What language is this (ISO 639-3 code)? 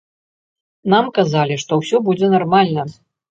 bel